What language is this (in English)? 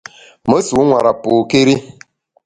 Bamun